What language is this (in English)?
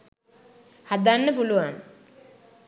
Sinhala